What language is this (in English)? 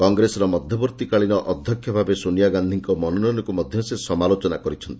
Odia